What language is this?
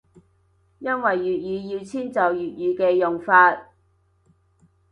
Cantonese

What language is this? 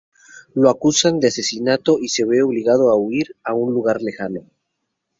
Spanish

